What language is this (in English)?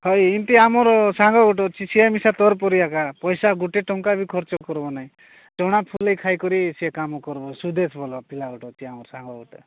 Odia